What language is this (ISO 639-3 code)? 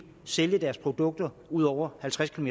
dan